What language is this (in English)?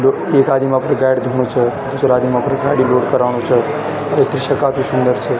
Garhwali